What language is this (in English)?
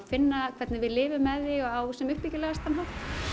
Icelandic